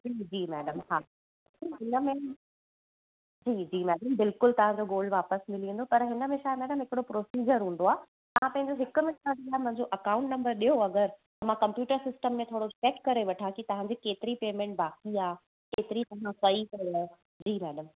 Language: Sindhi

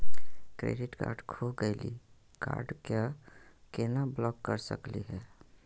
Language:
Magahi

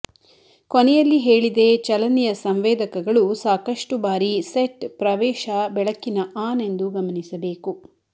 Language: Kannada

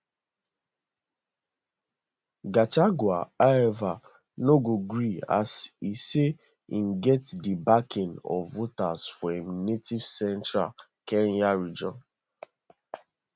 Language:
Nigerian Pidgin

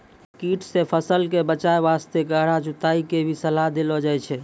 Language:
Maithili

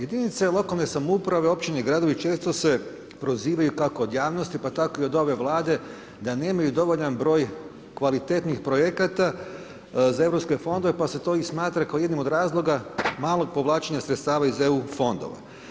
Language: Croatian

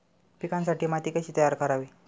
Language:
Marathi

